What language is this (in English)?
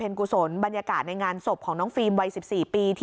Thai